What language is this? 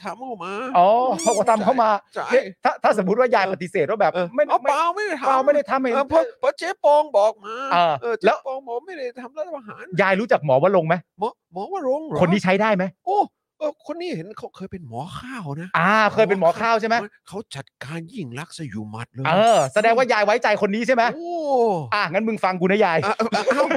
Thai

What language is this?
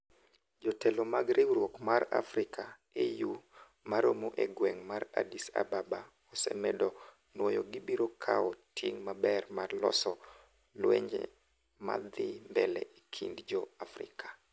Luo (Kenya and Tanzania)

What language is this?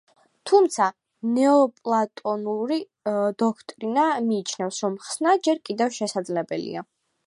Georgian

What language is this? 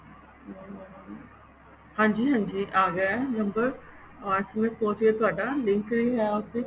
Punjabi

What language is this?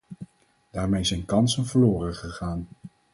Dutch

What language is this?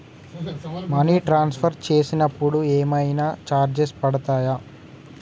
Telugu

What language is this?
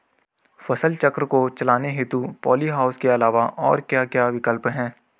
Hindi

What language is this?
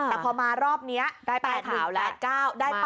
Thai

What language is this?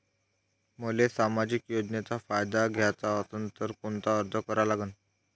Marathi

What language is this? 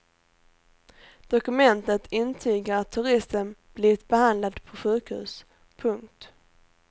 Swedish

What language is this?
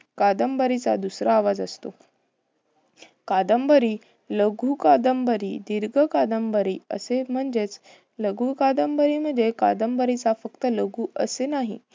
Marathi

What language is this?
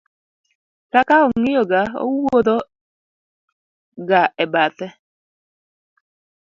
Luo (Kenya and Tanzania)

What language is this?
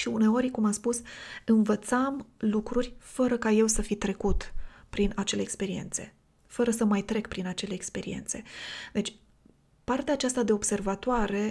Romanian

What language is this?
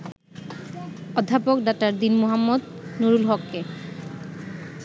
Bangla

